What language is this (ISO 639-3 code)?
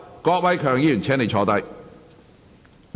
yue